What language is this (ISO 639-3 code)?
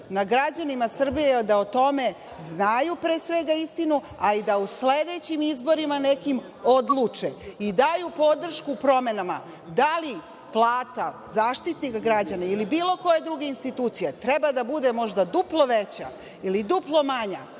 srp